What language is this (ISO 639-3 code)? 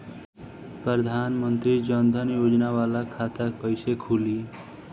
bho